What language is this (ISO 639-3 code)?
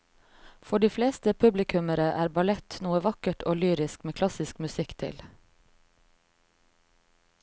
nor